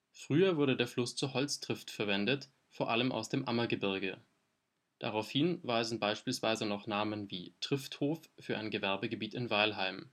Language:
German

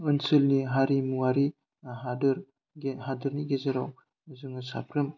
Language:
Bodo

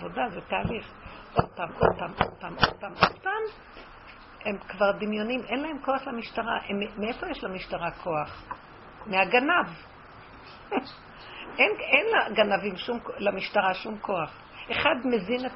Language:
Hebrew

